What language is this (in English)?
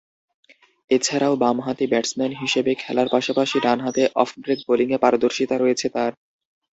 Bangla